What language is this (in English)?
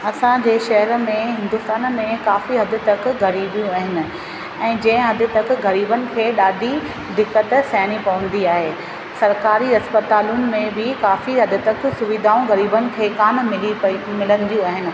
Sindhi